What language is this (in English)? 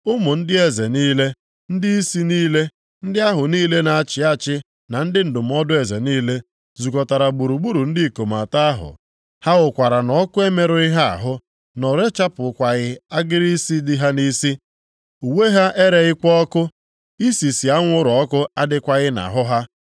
Igbo